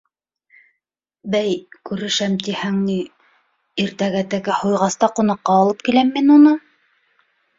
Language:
Bashkir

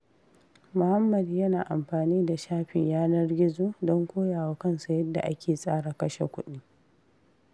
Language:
Hausa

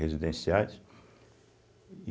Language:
Portuguese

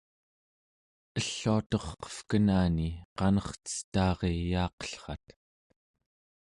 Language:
Central Yupik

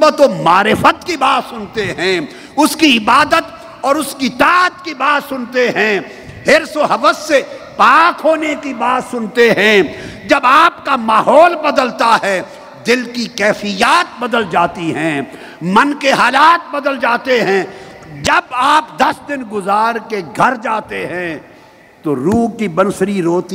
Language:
Urdu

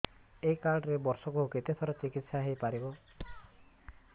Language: Odia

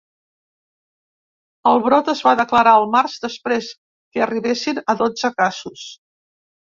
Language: Catalan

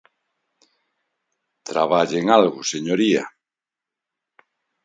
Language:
Galician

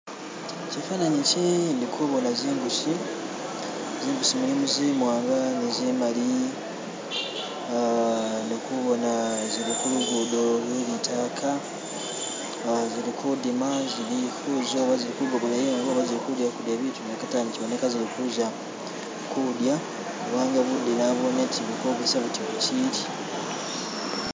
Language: Masaaba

